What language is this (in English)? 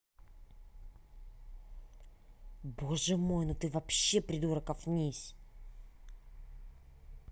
Russian